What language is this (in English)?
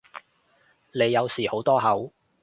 Cantonese